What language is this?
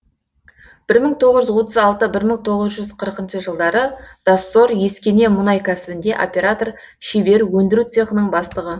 Kazakh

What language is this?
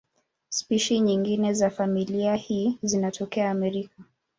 Swahili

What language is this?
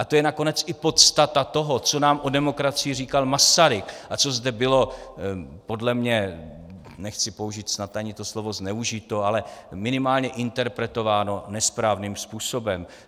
Czech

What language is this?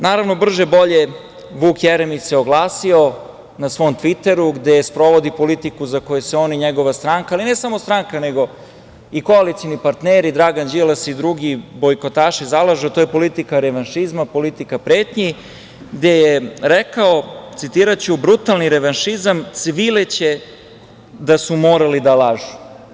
Serbian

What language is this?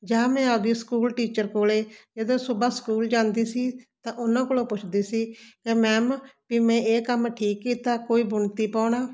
Punjabi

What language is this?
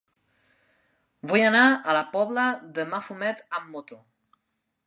Catalan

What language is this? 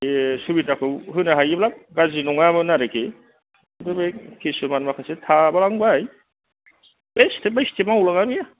Bodo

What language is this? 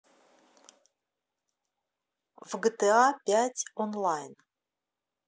Russian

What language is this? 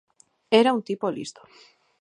Galician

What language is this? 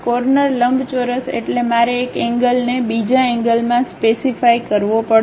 Gujarati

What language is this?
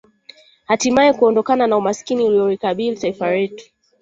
Swahili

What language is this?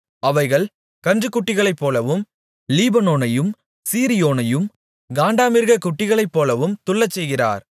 Tamil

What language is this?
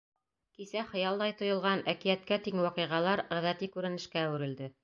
Bashkir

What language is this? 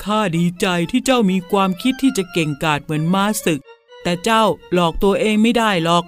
Thai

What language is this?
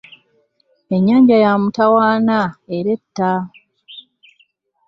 Ganda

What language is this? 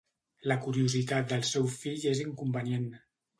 Catalan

